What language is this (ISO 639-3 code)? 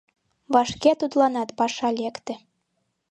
chm